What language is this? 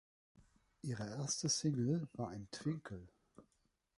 German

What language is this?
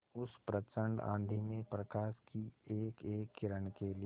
Hindi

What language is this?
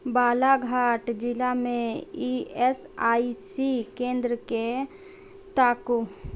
Maithili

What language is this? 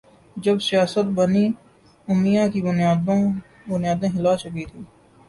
Urdu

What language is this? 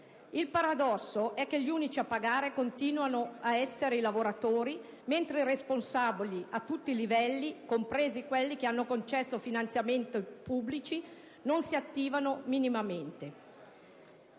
Italian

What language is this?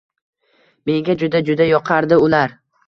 Uzbek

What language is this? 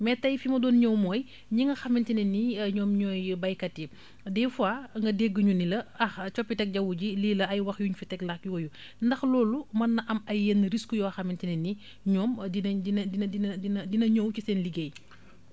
Wolof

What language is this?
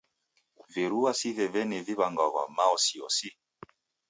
Taita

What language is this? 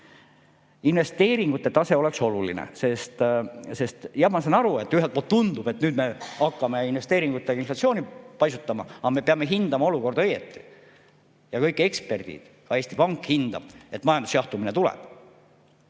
Estonian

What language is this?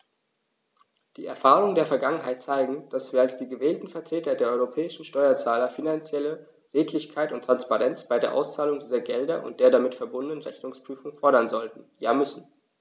German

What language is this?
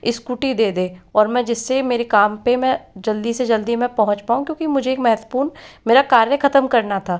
Hindi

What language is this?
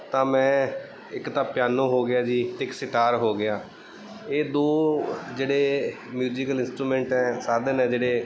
Punjabi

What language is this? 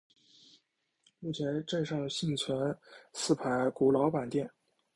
Chinese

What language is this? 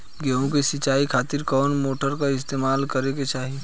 Bhojpuri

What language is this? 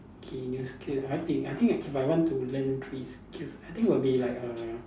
English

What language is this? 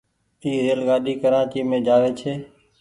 Goaria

